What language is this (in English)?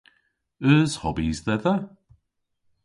Cornish